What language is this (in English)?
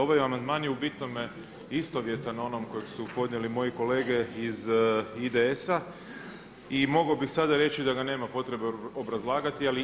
Croatian